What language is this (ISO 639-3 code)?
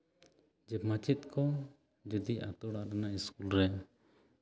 sat